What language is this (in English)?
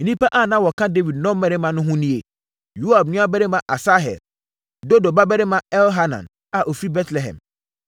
Akan